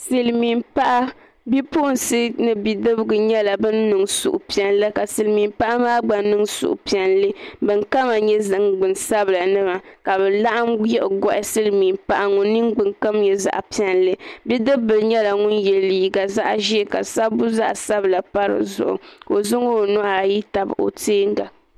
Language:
Dagbani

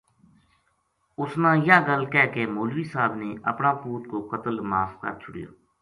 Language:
Gujari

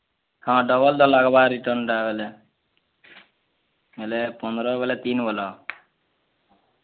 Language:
Odia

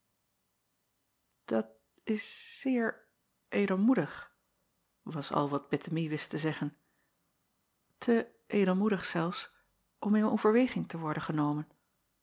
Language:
Dutch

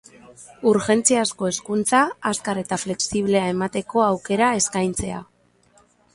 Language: Basque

